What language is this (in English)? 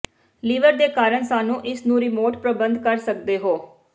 Punjabi